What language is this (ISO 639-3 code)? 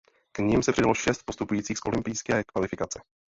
ces